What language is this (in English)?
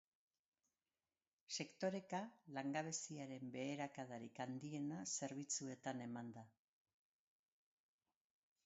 Basque